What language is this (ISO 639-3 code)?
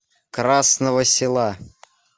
rus